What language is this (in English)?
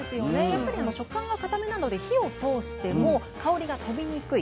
Japanese